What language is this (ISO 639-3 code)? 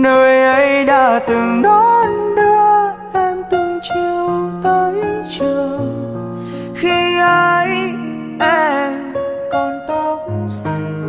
vie